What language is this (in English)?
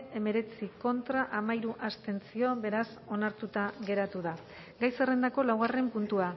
Basque